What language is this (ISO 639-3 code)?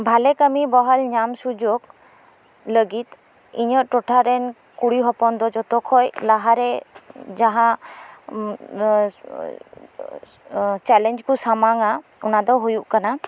sat